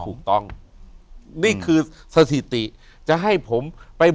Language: Thai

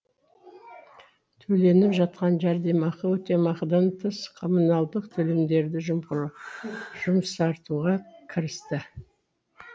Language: Kazakh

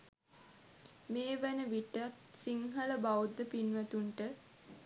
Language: Sinhala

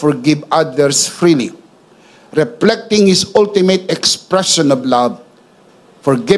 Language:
Filipino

